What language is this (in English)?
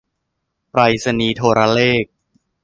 Thai